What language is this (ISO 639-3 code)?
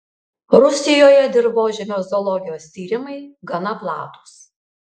lit